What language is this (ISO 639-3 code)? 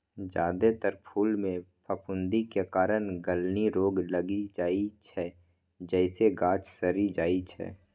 mai